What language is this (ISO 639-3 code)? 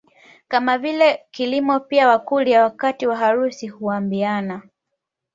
swa